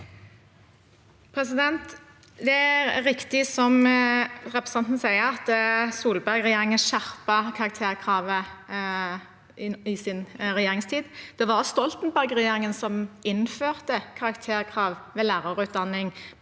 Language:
Norwegian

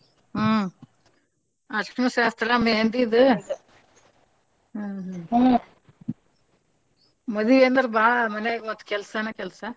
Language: Kannada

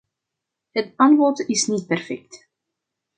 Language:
Dutch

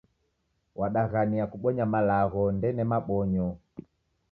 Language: Taita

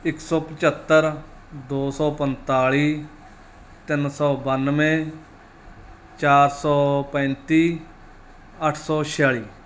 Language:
Punjabi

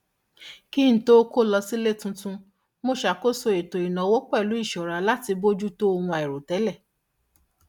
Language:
Yoruba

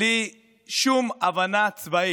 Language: Hebrew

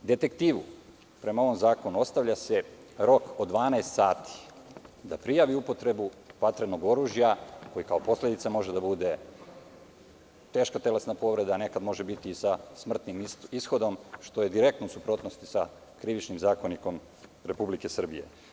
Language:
Serbian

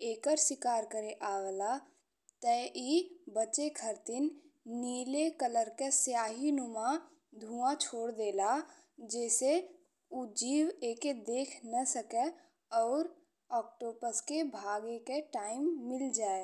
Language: Bhojpuri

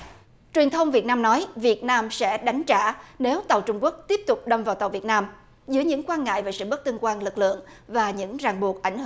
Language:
Vietnamese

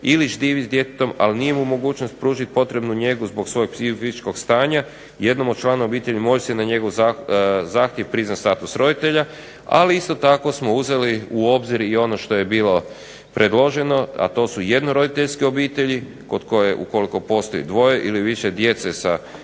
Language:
Croatian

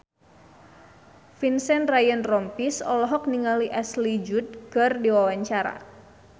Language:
Sundanese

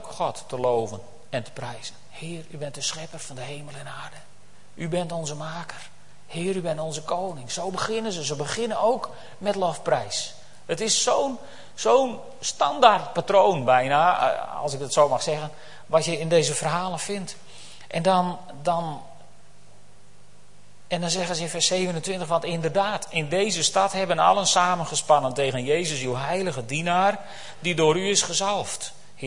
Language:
Dutch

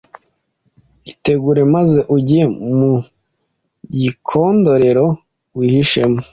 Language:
Kinyarwanda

